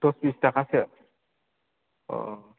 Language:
Bodo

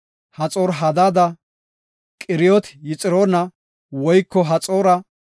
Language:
Gofa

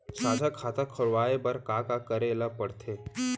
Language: Chhattisgarhi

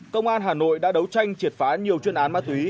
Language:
Vietnamese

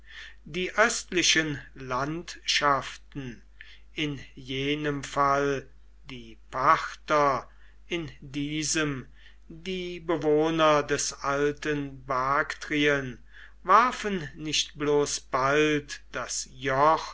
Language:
German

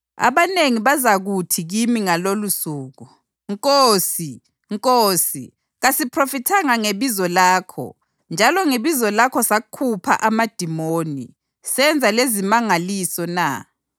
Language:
North Ndebele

